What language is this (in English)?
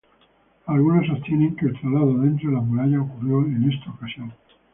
Spanish